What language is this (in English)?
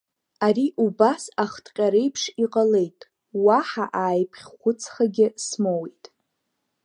Abkhazian